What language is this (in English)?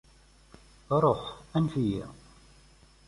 Kabyle